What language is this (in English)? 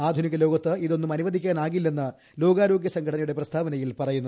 Malayalam